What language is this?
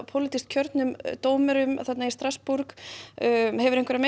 Icelandic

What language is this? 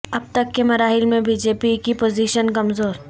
Urdu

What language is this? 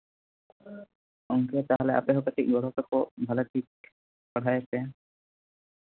Santali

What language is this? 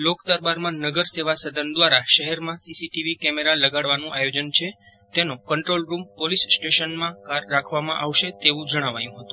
Gujarati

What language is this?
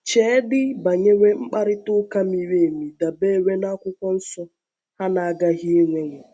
Igbo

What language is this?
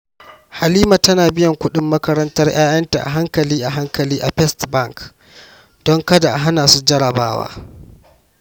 Hausa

